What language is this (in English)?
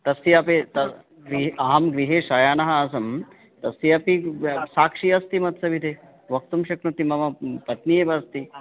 Sanskrit